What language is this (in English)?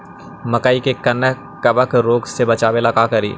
Magahi